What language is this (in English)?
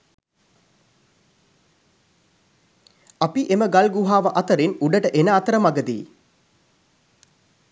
Sinhala